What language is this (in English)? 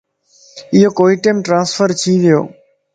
Lasi